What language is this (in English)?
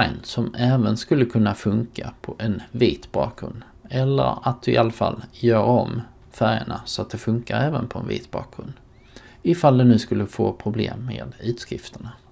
Swedish